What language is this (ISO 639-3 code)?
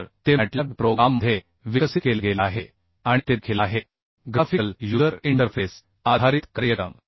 mar